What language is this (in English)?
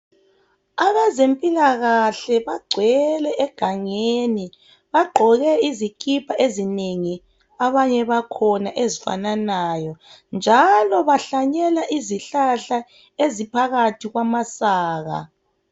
North Ndebele